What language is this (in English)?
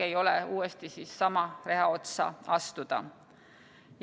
Estonian